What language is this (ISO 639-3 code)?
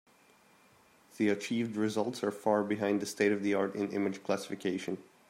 eng